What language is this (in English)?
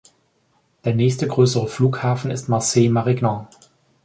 German